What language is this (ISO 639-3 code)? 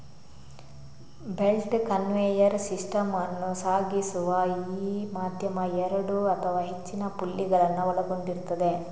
kan